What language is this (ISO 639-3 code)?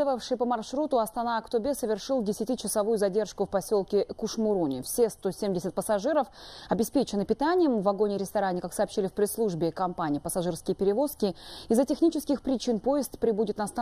rus